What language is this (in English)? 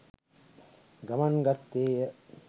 Sinhala